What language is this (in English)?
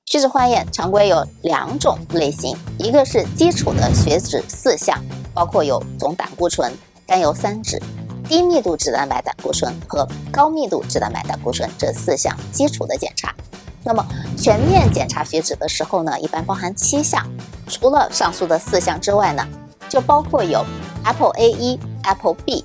Chinese